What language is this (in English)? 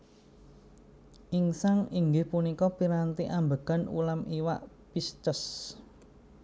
Javanese